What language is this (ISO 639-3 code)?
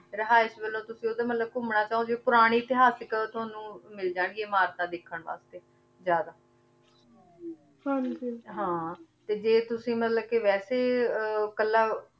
pan